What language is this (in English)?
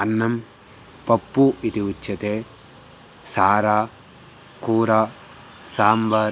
Sanskrit